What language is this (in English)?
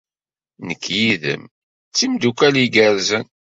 Kabyle